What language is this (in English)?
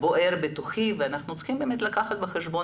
Hebrew